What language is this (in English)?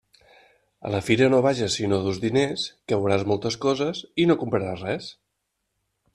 Catalan